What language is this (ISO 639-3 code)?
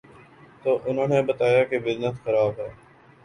urd